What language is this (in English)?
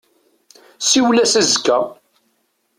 Kabyle